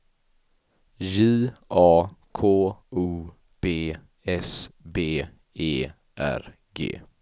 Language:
Swedish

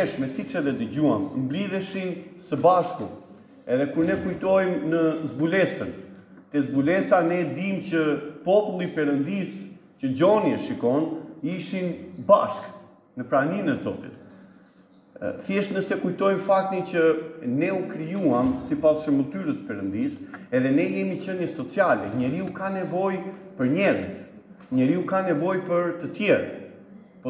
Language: Romanian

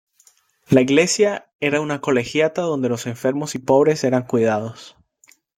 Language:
Spanish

